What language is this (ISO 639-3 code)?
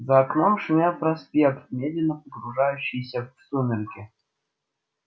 rus